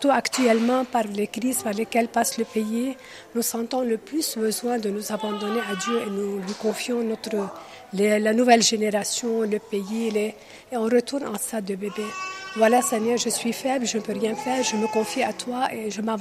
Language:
French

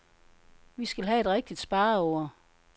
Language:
Danish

